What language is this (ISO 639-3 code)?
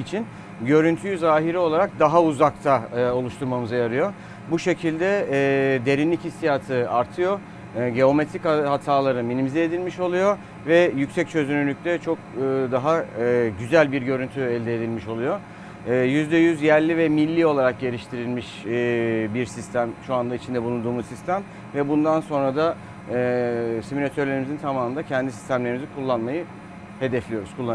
tur